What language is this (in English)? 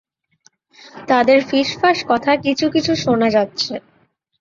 Bangla